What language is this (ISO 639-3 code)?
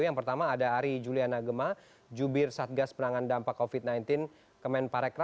ind